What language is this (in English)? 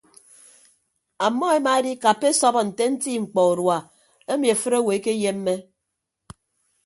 Ibibio